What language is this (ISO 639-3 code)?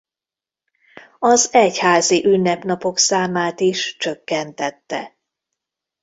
hun